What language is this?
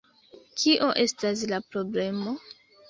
Esperanto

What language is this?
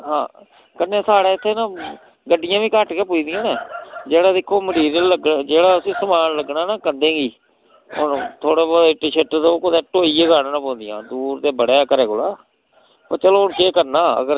Dogri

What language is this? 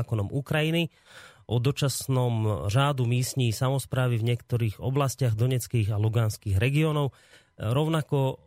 Slovak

